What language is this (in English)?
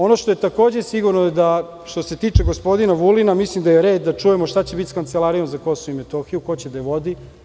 Serbian